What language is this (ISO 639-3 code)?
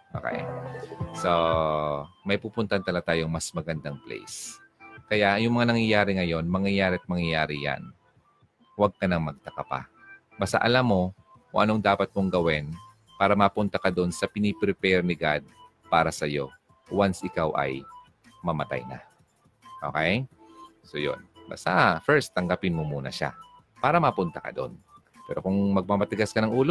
fil